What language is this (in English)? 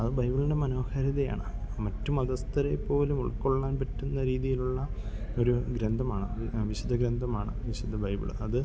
Malayalam